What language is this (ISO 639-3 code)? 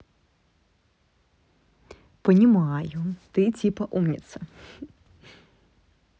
rus